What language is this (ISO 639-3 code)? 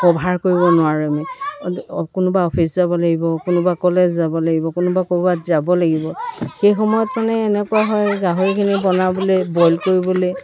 asm